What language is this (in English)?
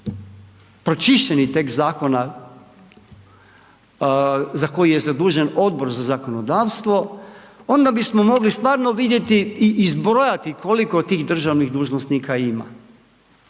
Croatian